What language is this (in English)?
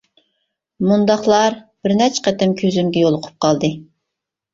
Uyghur